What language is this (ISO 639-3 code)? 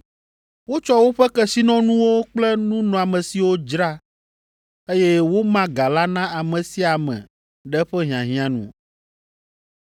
ewe